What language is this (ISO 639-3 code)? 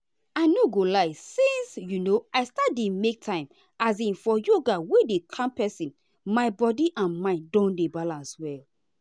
pcm